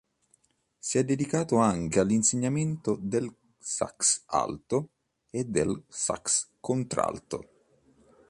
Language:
Italian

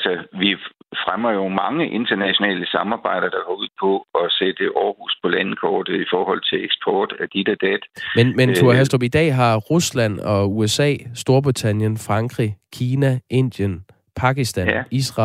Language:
Danish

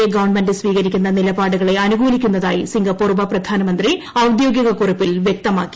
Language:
Malayalam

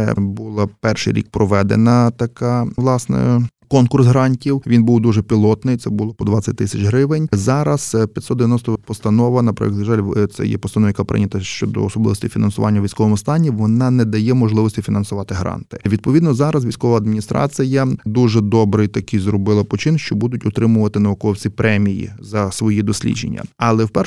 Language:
Ukrainian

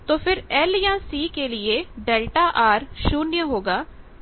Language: Hindi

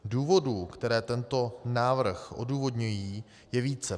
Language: Czech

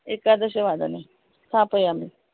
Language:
Sanskrit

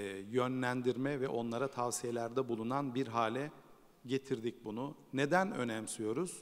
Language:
Turkish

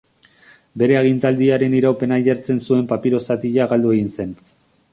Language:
Basque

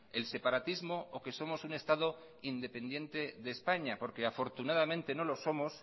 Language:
Spanish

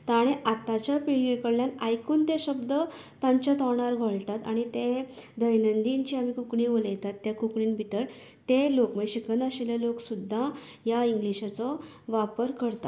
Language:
Konkani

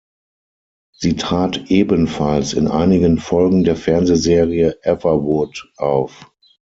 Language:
German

